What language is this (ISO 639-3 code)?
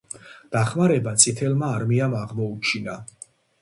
kat